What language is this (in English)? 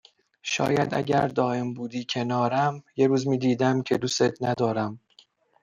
Persian